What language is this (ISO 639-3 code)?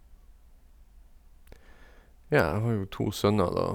nor